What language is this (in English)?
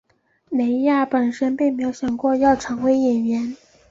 Chinese